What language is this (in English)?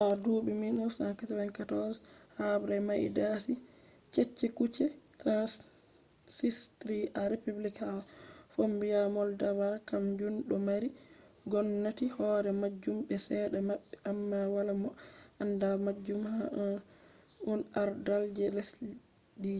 Fula